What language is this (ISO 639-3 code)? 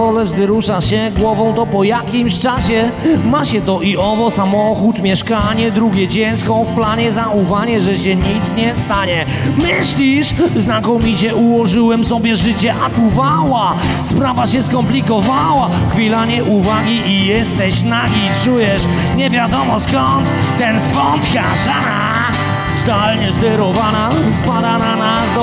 pol